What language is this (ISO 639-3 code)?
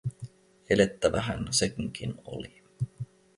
fin